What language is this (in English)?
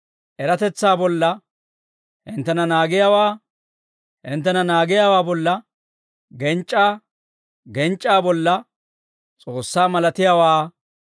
Dawro